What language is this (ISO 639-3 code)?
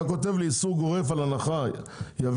heb